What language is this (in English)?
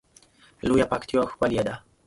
Pashto